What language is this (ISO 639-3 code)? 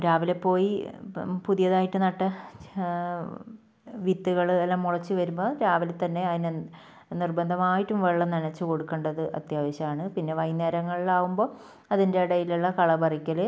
mal